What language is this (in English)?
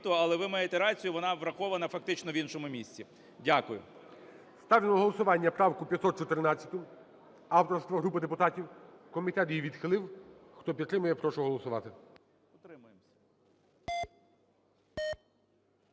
Ukrainian